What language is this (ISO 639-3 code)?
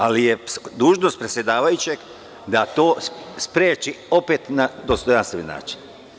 srp